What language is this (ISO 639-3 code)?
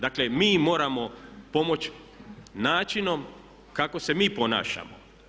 hrv